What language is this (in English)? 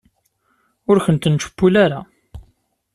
Kabyle